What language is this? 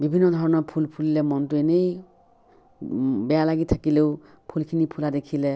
Assamese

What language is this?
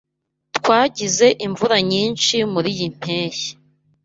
Kinyarwanda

